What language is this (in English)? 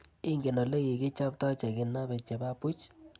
Kalenjin